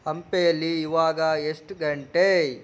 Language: Kannada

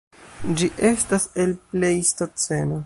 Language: Esperanto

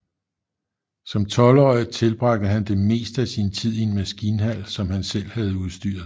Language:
Danish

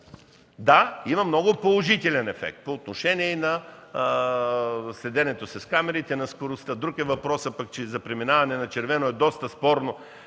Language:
Bulgarian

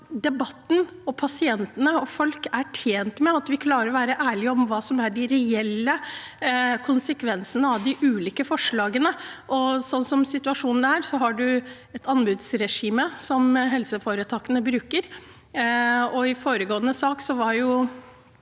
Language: Norwegian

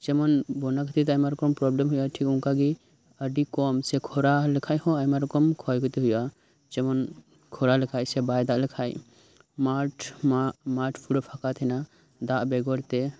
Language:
Santali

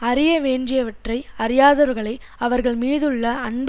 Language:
Tamil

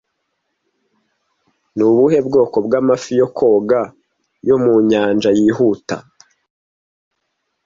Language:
Kinyarwanda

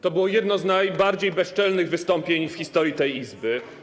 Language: Polish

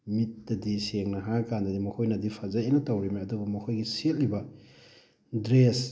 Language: Manipuri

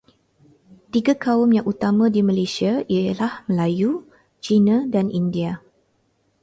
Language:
Malay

